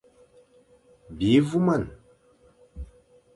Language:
Fang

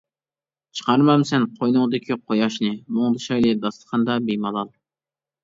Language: Uyghur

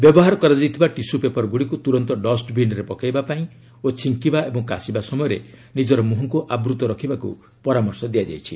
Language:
Odia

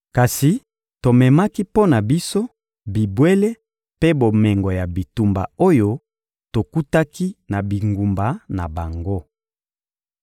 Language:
Lingala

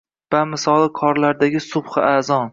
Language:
Uzbek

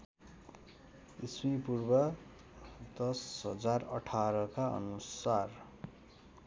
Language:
Nepali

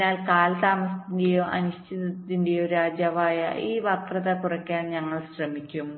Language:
Malayalam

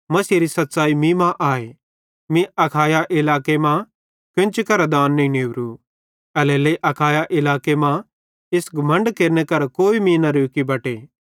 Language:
Bhadrawahi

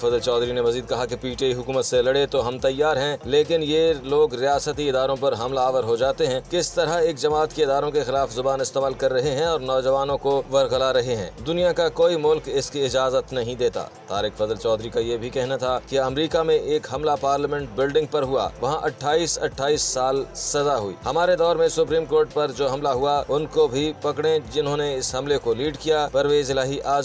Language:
Hindi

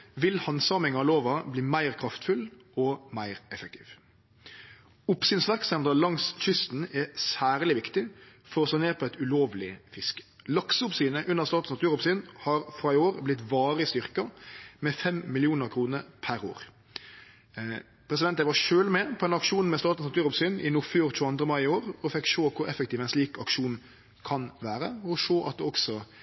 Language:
Norwegian Nynorsk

